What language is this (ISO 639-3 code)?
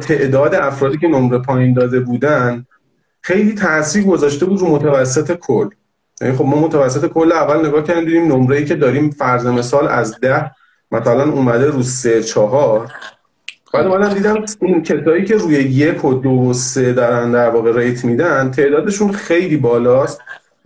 fas